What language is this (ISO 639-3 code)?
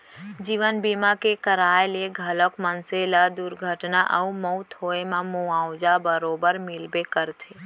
hne